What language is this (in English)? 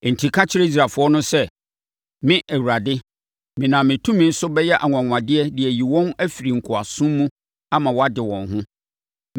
Akan